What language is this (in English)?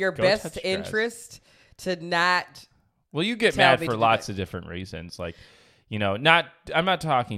English